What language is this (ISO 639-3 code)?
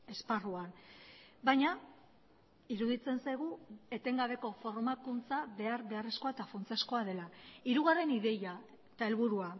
eus